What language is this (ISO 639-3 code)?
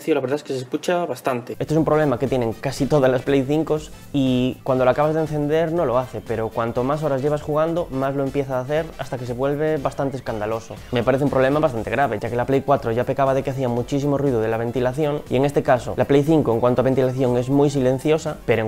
spa